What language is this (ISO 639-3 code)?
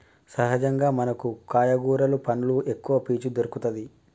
tel